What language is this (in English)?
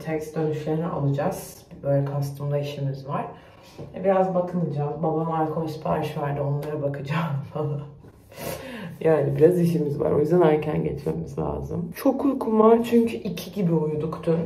Turkish